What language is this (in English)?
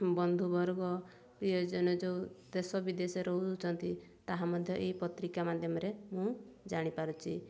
Odia